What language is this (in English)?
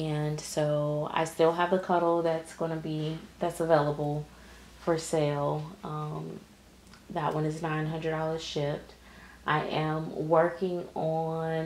English